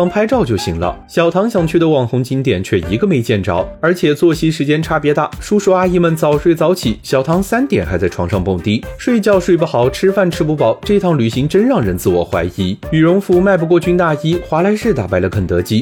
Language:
Chinese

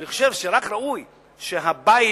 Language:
Hebrew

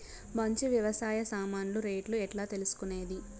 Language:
Telugu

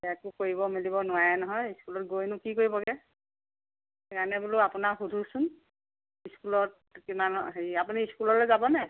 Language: Assamese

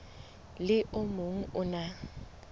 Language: Southern Sotho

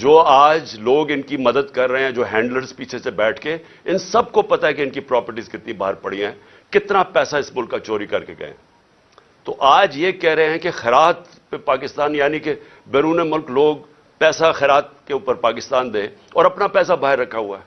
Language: Urdu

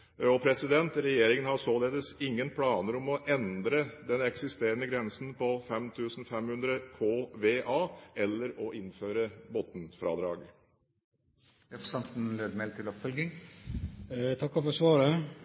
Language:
Norwegian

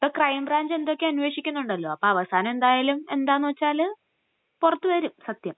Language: Malayalam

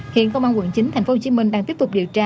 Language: Vietnamese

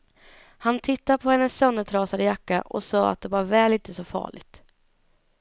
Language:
Swedish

